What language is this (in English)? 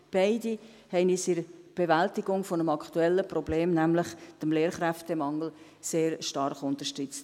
Swiss German